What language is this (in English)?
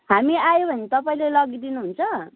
Nepali